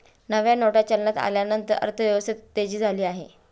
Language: Marathi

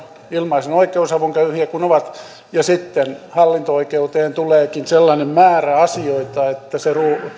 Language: Finnish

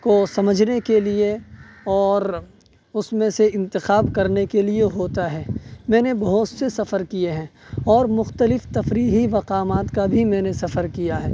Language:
Urdu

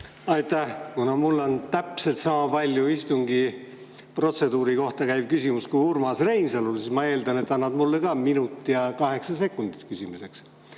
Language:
Estonian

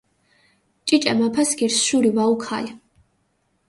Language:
Mingrelian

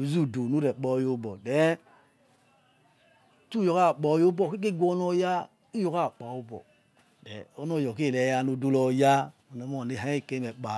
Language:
Yekhee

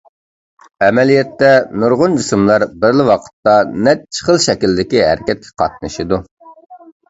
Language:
Uyghur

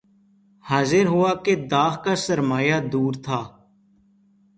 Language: Urdu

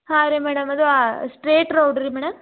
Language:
Kannada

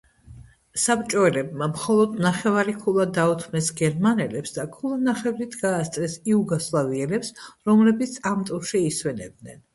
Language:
Georgian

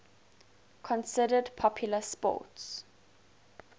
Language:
English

